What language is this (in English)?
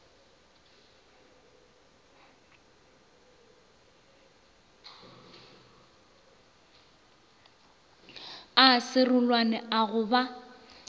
Northern Sotho